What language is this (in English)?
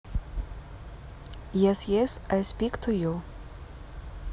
Russian